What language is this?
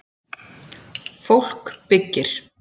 Icelandic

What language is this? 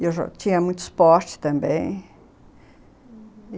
Portuguese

